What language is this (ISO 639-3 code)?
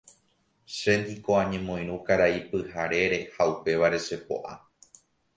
grn